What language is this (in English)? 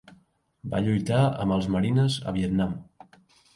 Catalan